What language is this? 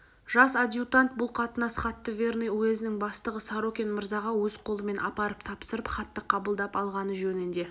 Kazakh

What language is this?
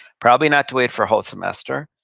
English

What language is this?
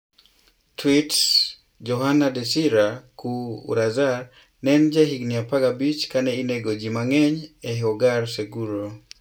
Luo (Kenya and Tanzania)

